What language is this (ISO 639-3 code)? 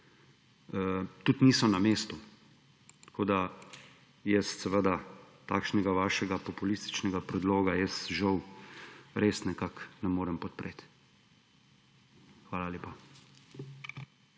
slv